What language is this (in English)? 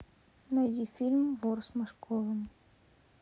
Russian